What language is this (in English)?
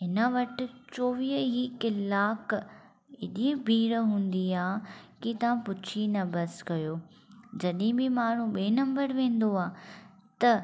Sindhi